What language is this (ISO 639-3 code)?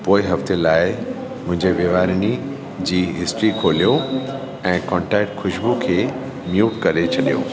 snd